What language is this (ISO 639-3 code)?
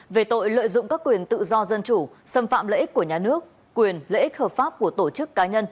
vie